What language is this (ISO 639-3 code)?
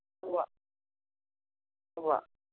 mal